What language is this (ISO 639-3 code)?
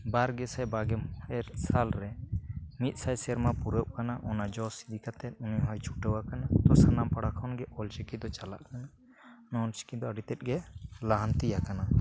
sat